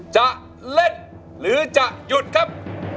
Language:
Thai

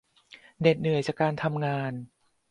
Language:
Thai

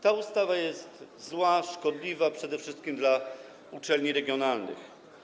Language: Polish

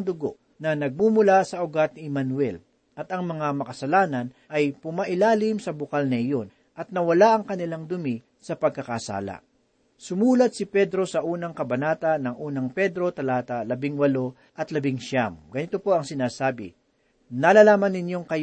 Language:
Filipino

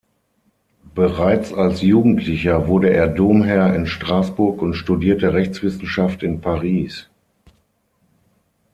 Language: German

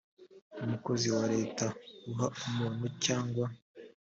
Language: Kinyarwanda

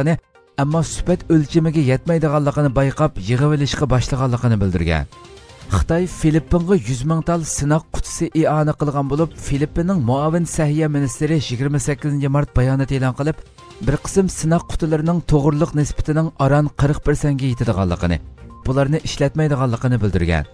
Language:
Turkish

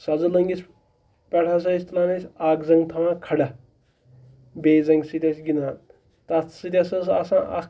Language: Kashmiri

